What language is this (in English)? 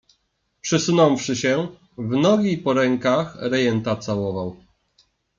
Polish